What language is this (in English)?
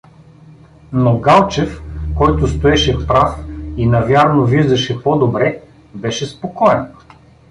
Bulgarian